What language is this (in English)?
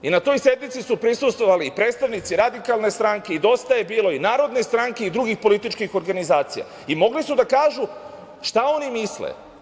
Serbian